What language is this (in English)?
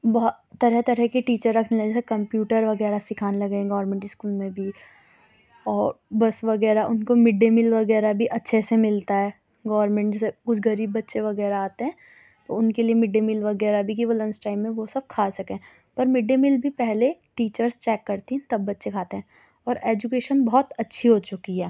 Urdu